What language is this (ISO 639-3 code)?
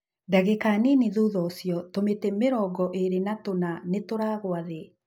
kik